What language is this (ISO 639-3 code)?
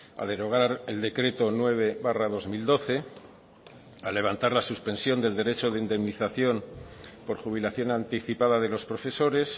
spa